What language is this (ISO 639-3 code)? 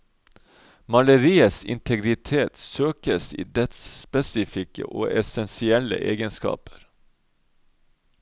nor